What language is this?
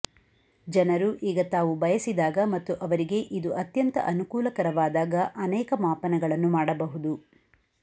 Kannada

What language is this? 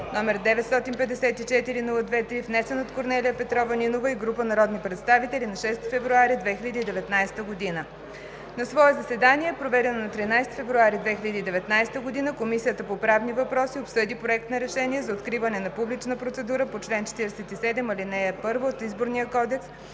Bulgarian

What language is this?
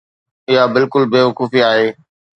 Sindhi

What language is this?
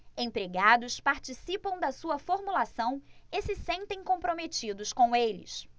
Portuguese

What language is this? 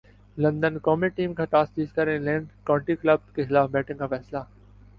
Urdu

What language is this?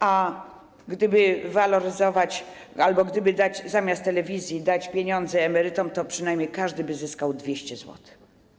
Polish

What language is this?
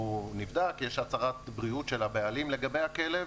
Hebrew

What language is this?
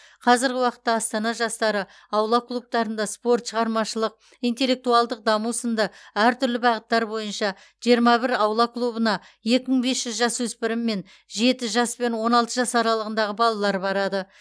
Kazakh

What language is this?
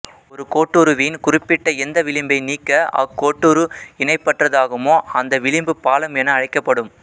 Tamil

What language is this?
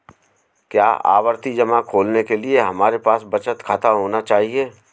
Hindi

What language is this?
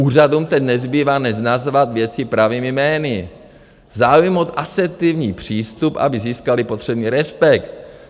Czech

